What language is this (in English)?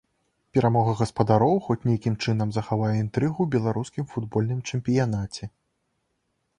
Belarusian